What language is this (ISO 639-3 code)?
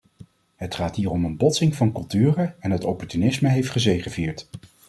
nld